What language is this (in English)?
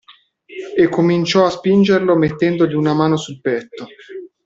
Italian